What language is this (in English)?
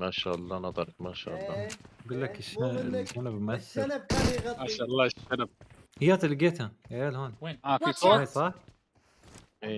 Arabic